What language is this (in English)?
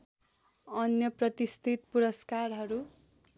Nepali